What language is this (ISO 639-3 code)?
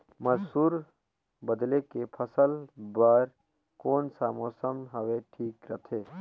hne